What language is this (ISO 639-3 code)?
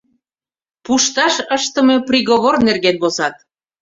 chm